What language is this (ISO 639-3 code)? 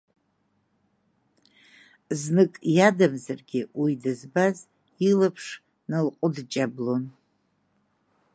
abk